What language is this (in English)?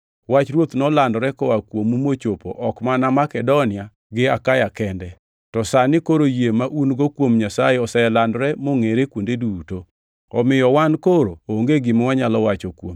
Luo (Kenya and Tanzania)